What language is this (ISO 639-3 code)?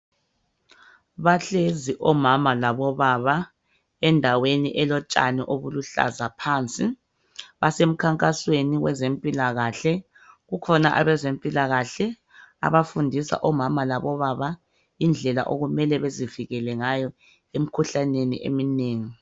nde